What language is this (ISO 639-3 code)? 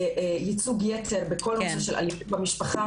heb